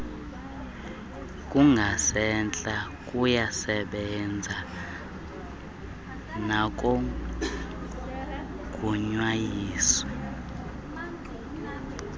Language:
Xhosa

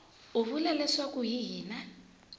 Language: Tsonga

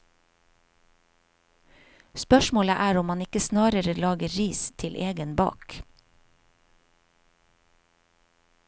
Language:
Norwegian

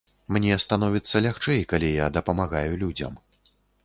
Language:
Belarusian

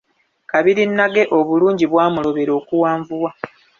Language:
Ganda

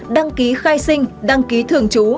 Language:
Vietnamese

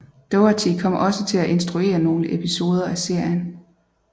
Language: Danish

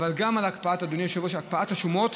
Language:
Hebrew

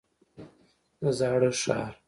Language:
Pashto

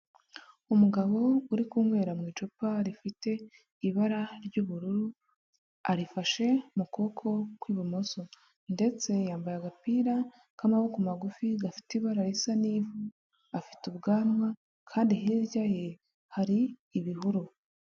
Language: Kinyarwanda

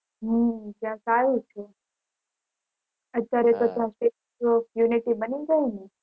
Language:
Gujarati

